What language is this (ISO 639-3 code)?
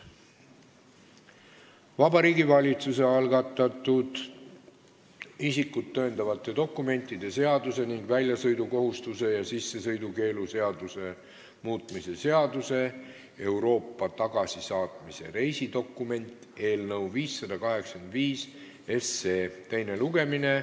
est